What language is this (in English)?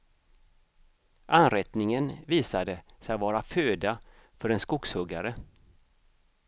Swedish